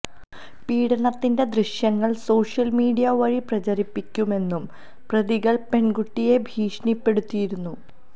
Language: Malayalam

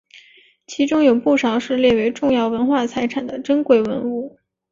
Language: Chinese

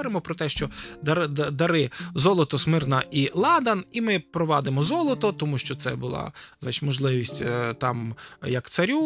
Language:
Ukrainian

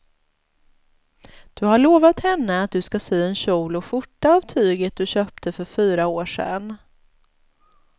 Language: Swedish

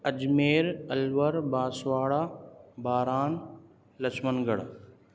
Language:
Urdu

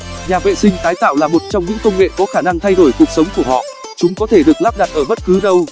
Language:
Vietnamese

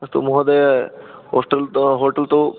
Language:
Sanskrit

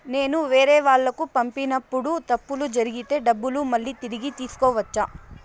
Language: Telugu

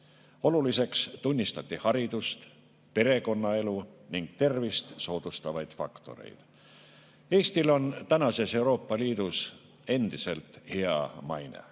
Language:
Estonian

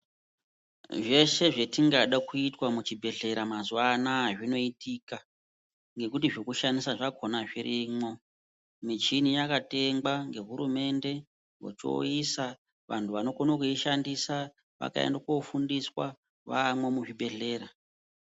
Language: Ndau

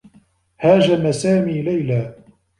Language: Arabic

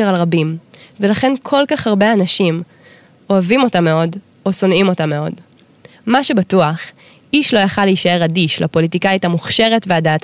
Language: Hebrew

